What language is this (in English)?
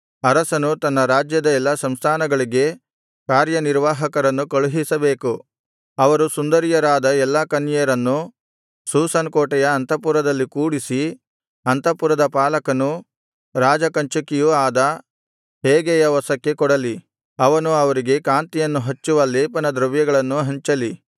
Kannada